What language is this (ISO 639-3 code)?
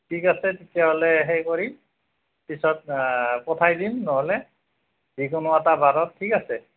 asm